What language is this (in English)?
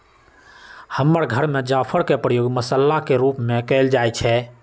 Magahi